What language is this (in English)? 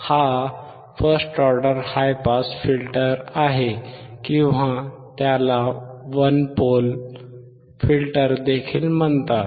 Marathi